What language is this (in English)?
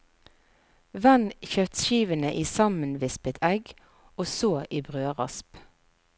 Norwegian